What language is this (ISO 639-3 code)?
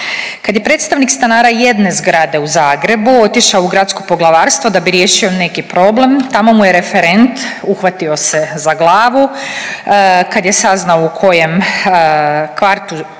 hrv